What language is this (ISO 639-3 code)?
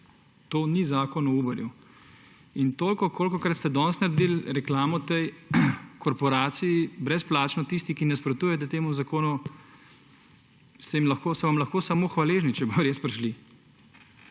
slv